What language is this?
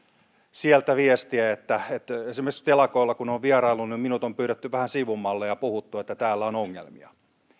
Finnish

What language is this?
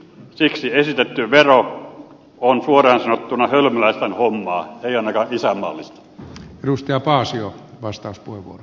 Finnish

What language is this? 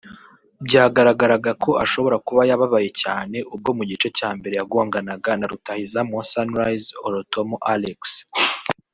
Kinyarwanda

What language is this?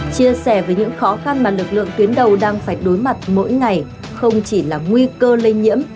Vietnamese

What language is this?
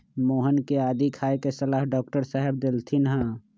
Magahi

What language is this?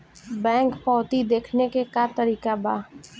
Bhojpuri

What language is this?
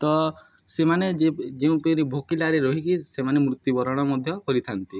Odia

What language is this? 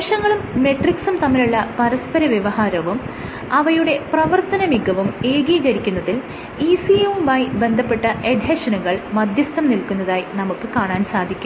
Malayalam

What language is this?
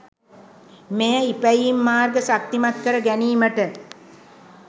Sinhala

